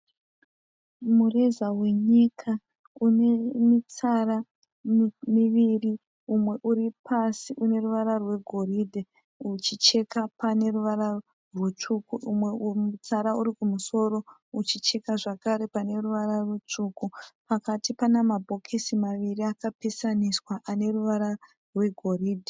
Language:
Shona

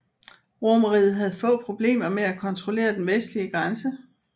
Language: Danish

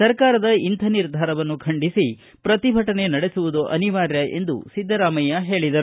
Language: Kannada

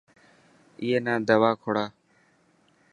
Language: Dhatki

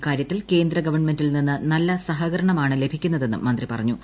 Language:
Malayalam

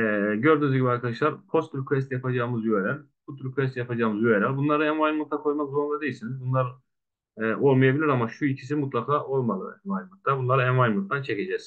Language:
Turkish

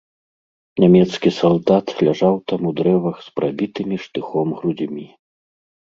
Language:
Belarusian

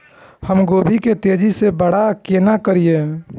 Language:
Maithili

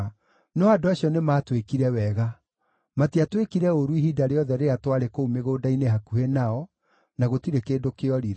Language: Kikuyu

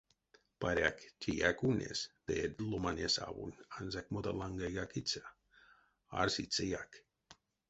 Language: Erzya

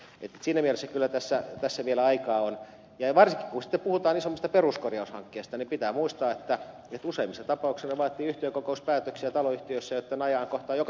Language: Finnish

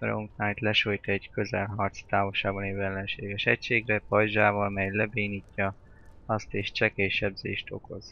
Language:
Hungarian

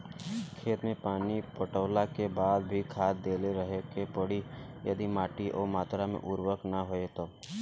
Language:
Bhojpuri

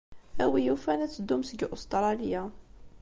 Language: Kabyle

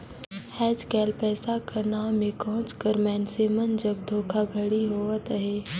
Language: Chhattisgarhi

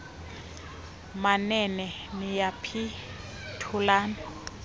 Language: Xhosa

